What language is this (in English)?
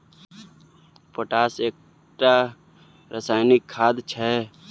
Maithili